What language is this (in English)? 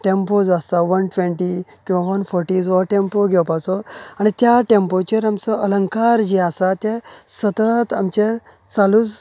Konkani